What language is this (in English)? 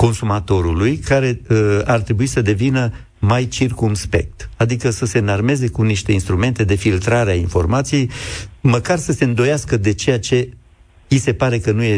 Romanian